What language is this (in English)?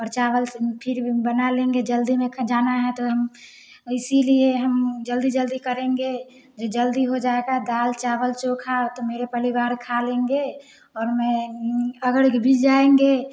Hindi